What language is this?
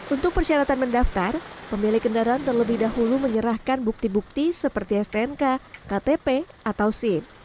Indonesian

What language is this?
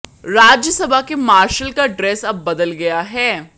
Hindi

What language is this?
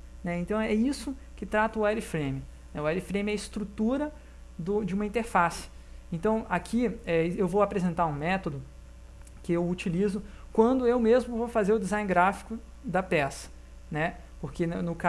Portuguese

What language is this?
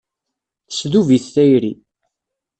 Kabyle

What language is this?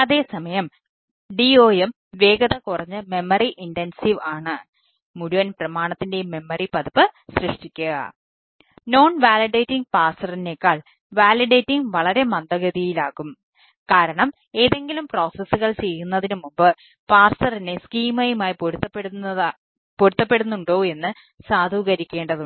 Malayalam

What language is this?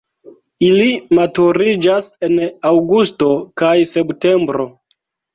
Esperanto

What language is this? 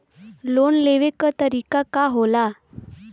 Bhojpuri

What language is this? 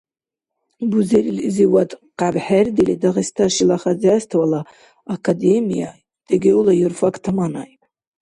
Dargwa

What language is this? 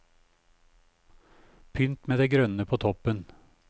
Norwegian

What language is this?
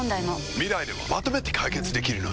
Japanese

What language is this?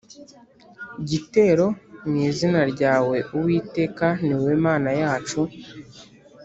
Kinyarwanda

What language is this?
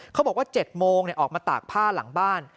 Thai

